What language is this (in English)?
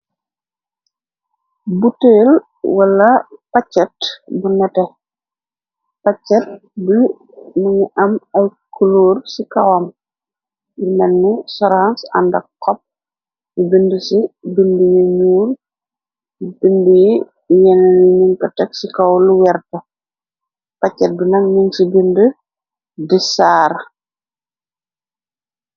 Wolof